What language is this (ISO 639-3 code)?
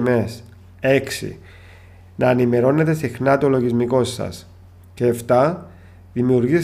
ell